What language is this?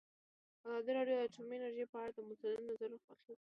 Pashto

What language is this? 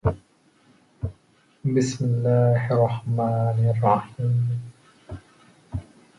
Arabic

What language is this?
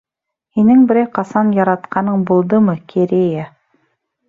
Bashkir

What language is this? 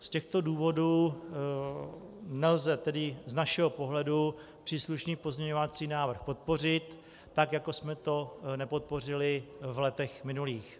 Czech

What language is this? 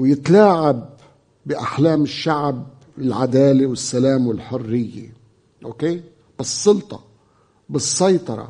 Arabic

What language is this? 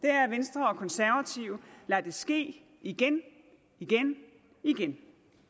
Danish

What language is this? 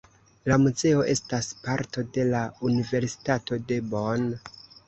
Esperanto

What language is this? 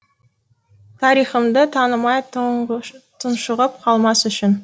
Kazakh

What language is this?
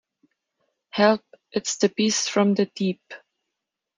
English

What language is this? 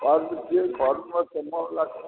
Maithili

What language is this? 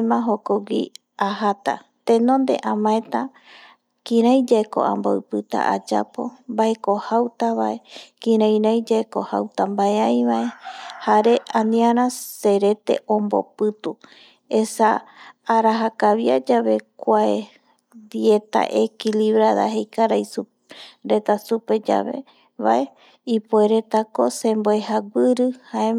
Eastern Bolivian Guaraní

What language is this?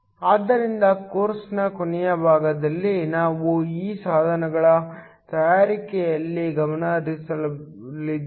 Kannada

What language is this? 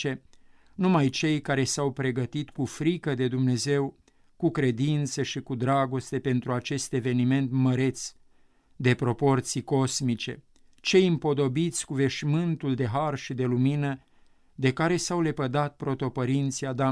Romanian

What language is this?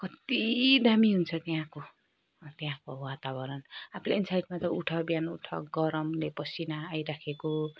Nepali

